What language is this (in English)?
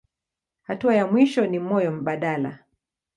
Swahili